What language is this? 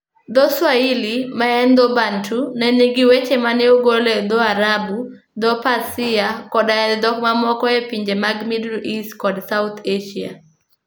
Luo (Kenya and Tanzania)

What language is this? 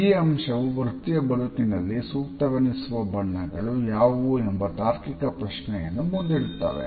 Kannada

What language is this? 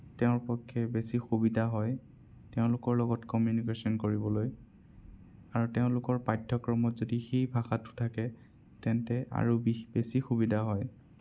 Assamese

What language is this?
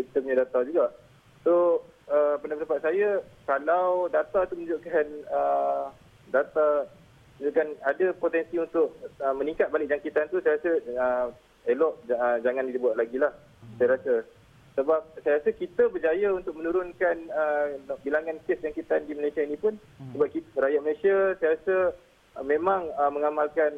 Malay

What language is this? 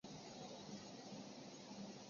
Chinese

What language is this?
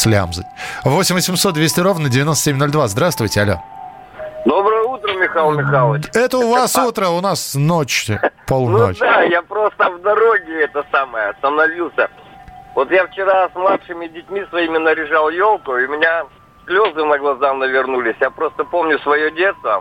Russian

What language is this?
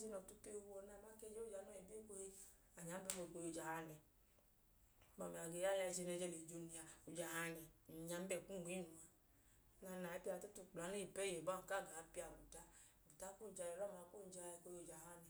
Idoma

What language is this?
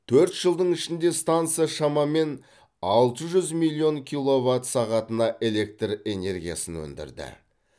Kazakh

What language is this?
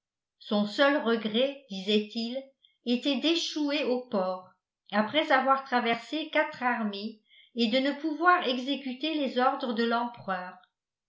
French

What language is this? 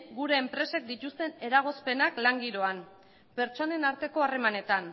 Basque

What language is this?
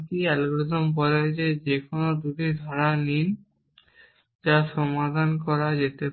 Bangla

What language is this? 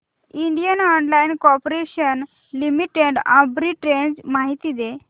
Marathi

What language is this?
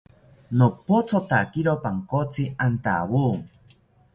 South Ucayali Ashéninka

